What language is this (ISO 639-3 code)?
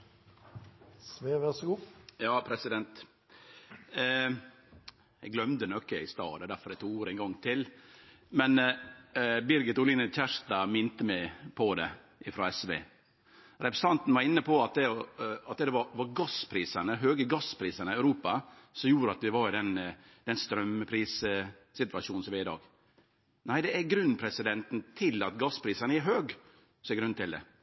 nno